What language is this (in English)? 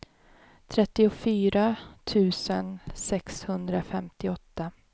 Swedish